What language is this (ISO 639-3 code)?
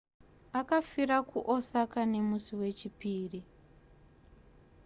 sna